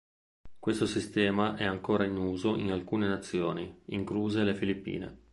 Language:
Italian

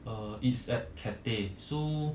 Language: English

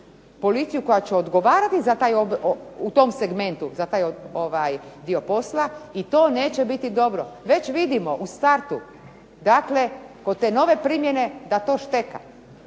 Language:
Croatian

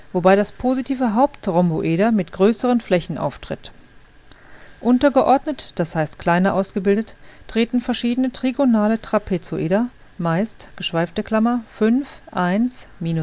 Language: German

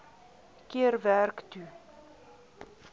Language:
Afrikaans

